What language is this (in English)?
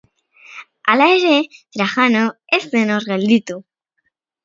Basque